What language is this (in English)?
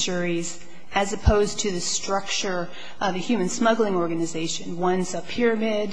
English